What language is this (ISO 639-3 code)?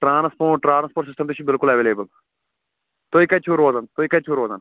kas